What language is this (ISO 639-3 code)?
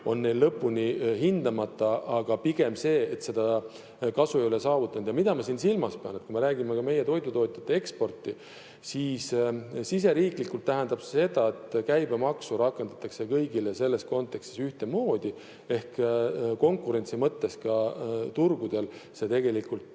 est